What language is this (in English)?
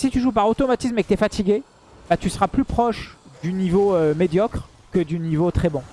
French